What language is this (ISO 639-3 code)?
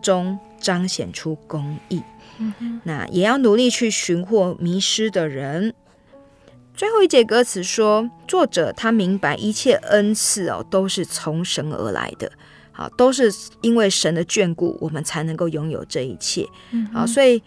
zho